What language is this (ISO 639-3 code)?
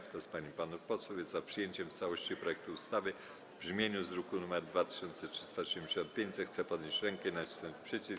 pol